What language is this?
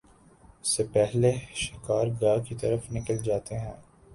Urdu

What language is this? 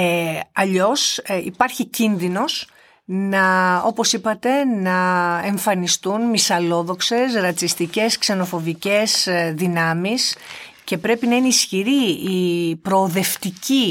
Greek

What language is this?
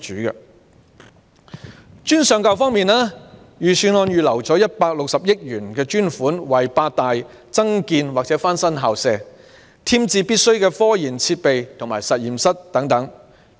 Cantonese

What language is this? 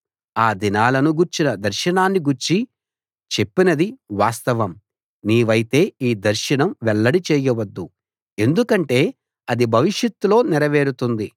Telugu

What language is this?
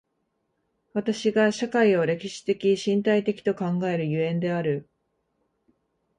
Japanese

